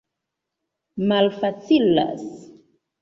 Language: Esperanto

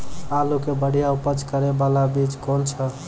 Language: Maithili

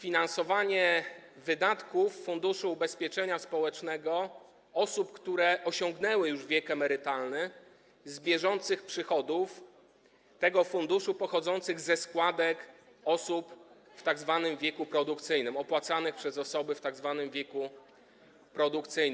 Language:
Polish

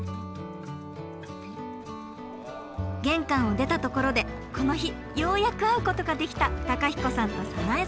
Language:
Japanese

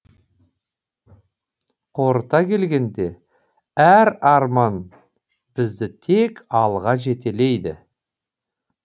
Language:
Kazakh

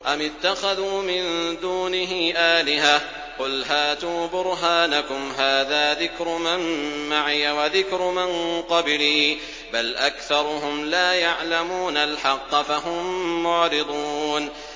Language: Arabic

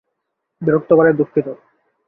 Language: Bangla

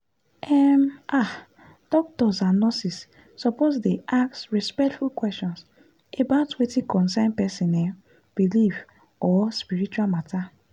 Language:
Nigerian Pidgin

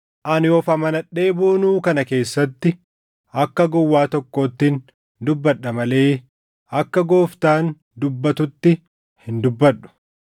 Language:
Oromo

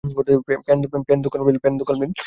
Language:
Bangla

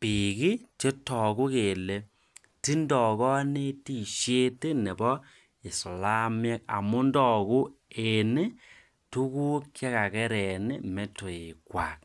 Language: Kalenjin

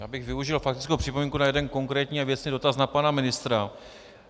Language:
Czech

